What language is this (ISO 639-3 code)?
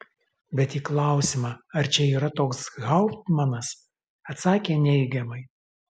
lit